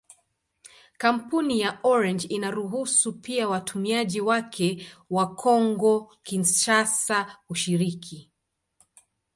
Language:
Swahili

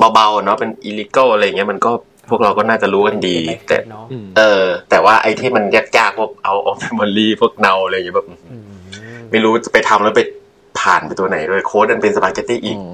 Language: Thai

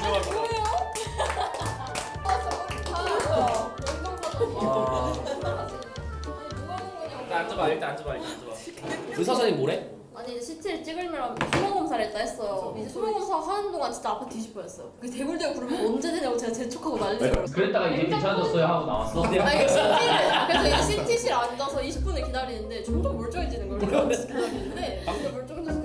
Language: Korean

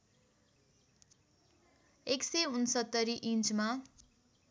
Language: Nepali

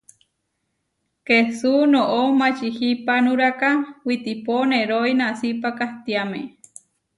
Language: Huarijio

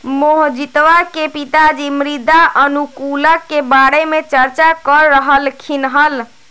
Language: Magahi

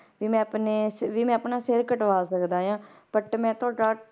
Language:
Punjabi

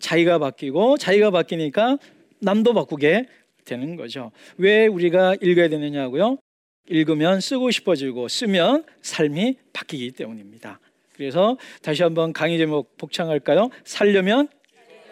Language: Korean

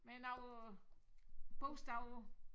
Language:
Danish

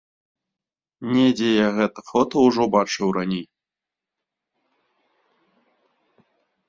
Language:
Belarusian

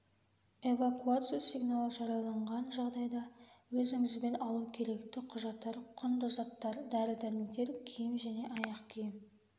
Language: Kazakh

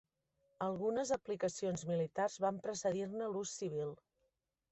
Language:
Catalan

